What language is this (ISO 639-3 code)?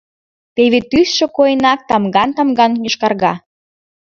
chm